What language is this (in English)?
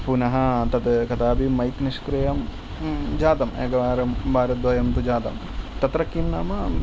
Sanskrit